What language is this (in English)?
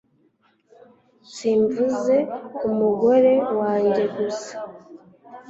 Kinyarwanda